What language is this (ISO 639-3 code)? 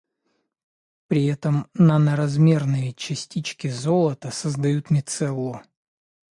rus